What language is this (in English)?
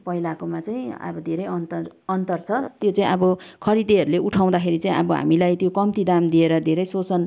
Nepali